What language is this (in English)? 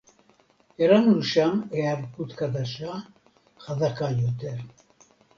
Hebrew